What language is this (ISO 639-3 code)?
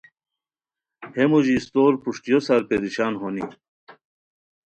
khw